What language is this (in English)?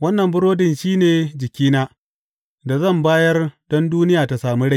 Hausa